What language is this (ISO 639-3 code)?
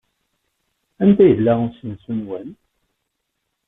kab